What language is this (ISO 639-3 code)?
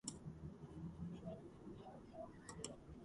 kat